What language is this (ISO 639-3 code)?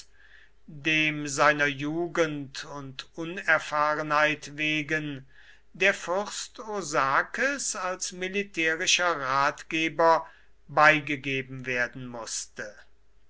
deu